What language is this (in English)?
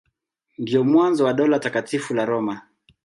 Swahili